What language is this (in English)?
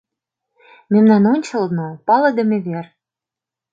Mari